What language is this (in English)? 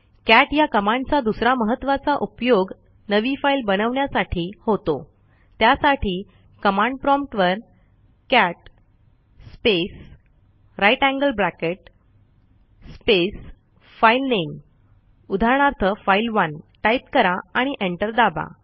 Marathi